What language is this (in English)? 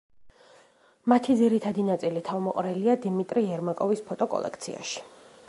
Georgian